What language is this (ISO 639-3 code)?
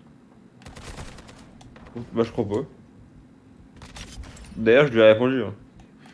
fra